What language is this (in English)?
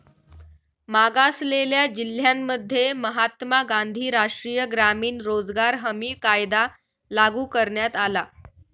Marathi